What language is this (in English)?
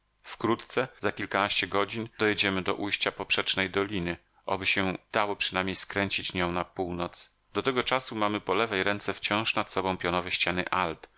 Polish